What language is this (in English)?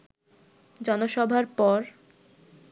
Bangla